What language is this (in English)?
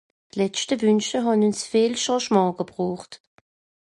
Swiss German